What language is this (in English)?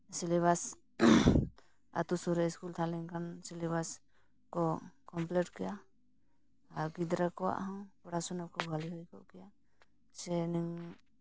Santali